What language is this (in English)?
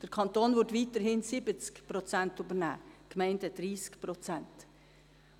Swiss German